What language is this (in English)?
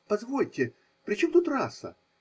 Russian